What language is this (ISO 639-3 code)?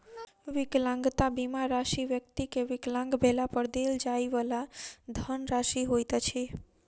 mai